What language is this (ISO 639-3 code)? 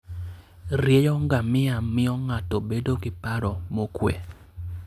luo